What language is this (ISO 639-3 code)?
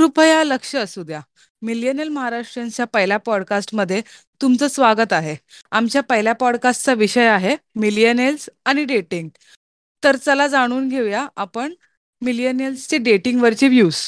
mar